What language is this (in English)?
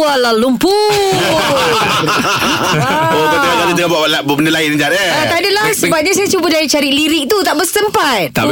Malay